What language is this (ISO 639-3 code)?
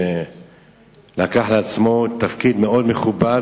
heb